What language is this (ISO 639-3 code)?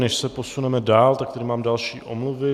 ces